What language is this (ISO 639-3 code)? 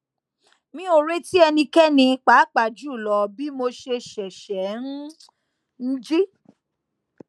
yor